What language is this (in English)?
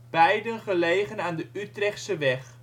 Dutch